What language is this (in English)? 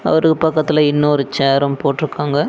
Tamil